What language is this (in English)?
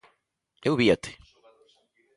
Galician